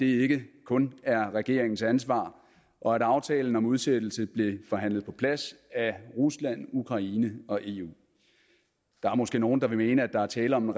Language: Danish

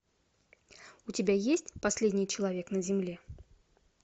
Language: Russian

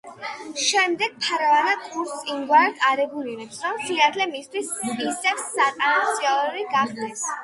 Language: Georgian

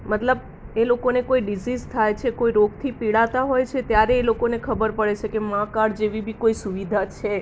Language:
Gujarati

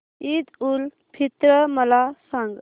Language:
Marathi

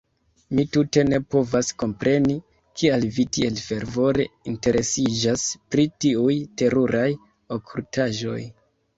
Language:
Esperanto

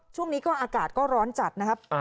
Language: Thai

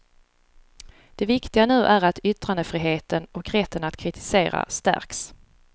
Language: Swedish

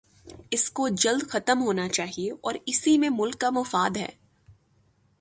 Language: Urdu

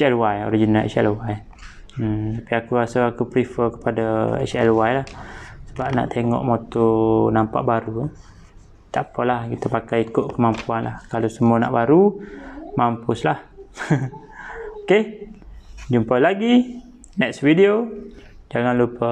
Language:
Malay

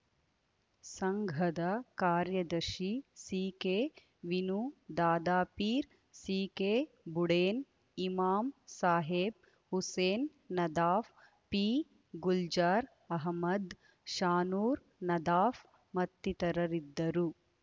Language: Kannada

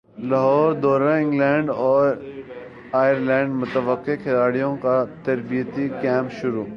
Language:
Urdu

